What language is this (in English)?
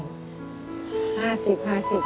Thai